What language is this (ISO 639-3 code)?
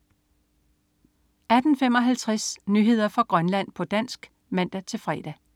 dan